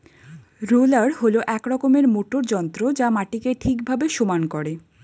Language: Bangla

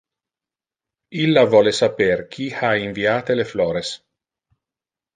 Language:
Interlingua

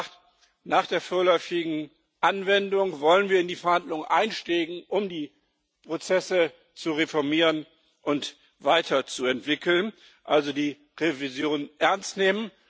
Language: German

